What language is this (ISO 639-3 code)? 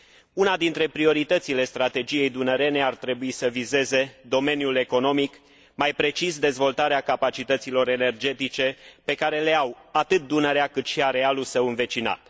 ron